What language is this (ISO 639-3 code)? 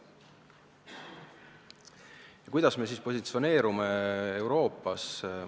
est